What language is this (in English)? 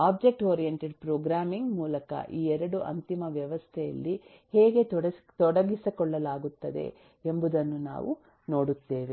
Kannada